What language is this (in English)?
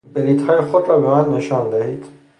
Persian